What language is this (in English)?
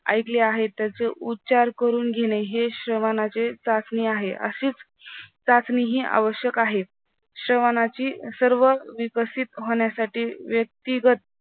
Marathi